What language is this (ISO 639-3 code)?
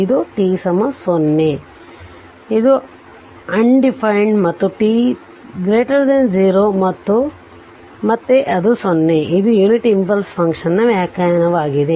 kan